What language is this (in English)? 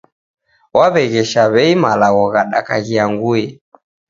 Taita